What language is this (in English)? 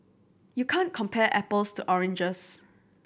English